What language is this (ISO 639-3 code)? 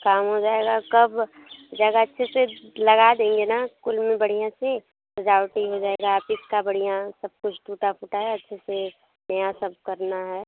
hin